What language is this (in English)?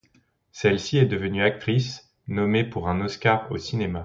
French